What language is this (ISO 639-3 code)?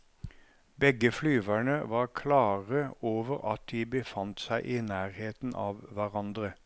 nor